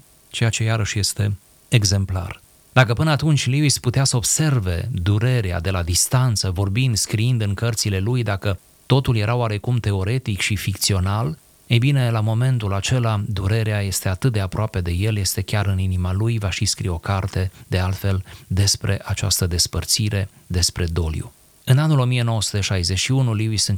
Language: Romanian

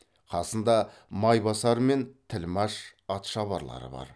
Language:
Kazakh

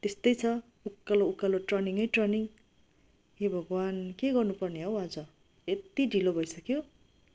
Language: Nepali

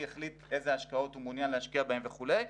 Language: Hebrew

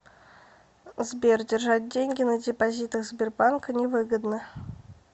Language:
Russian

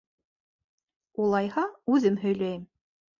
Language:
Bashkir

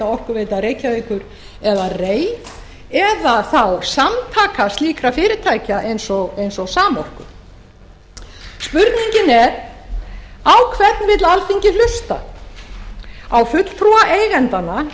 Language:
Icelandic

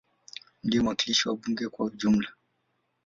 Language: Swahili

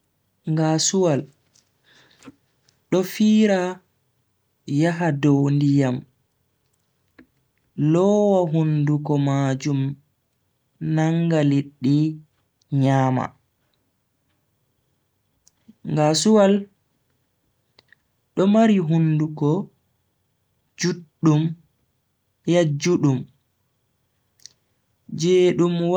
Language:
Bagirmi Fulfulde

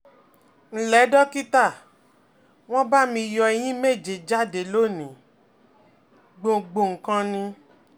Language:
Yoruba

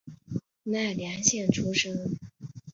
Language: Chinese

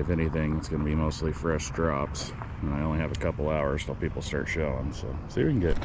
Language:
English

